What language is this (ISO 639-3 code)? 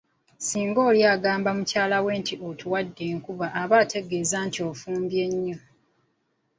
lug